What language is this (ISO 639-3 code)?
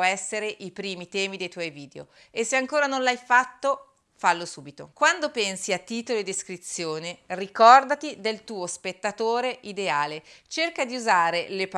ita